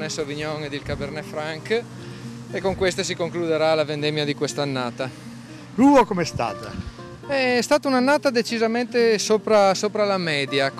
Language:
Italian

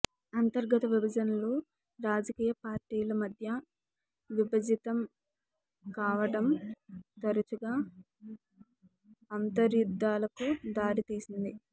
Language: Telugu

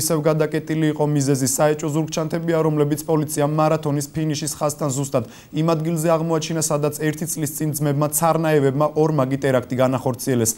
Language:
Romanian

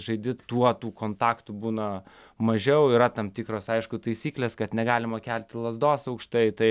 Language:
Lithuanian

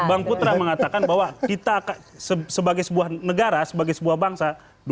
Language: Indonesian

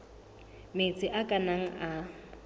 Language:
Southern Sotho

